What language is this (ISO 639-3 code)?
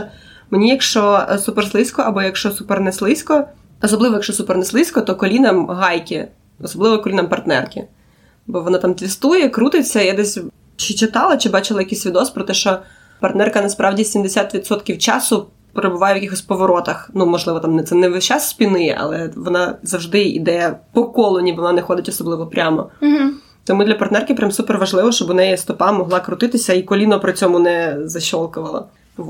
ukr